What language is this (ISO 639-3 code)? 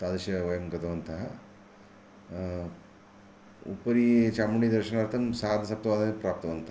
san